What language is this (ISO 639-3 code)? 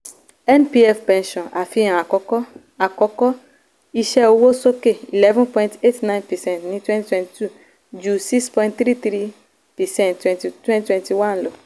yor